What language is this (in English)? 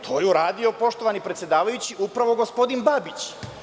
Serbian